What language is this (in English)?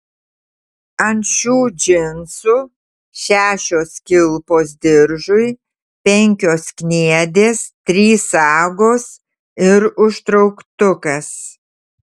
Lithuanian